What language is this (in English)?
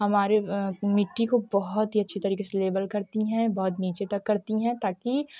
Hindi